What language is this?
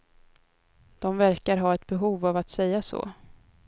Swedish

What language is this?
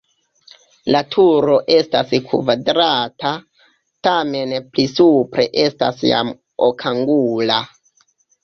Esperanto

